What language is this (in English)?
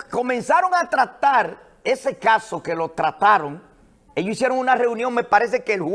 Spanish